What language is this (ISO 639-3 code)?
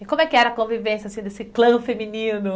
por